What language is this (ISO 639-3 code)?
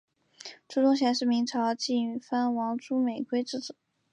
zho